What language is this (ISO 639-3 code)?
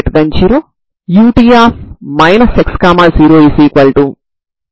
tel